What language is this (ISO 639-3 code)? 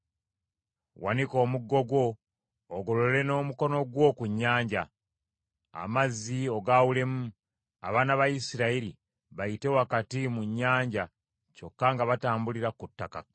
lug